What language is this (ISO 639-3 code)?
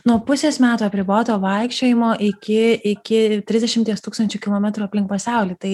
lit